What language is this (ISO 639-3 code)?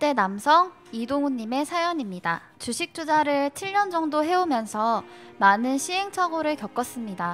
kor